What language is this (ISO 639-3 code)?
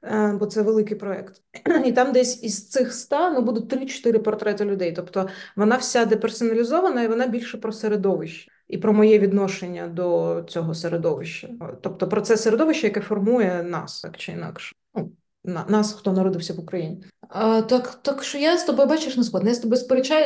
ukr